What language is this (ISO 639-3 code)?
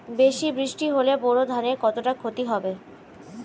ben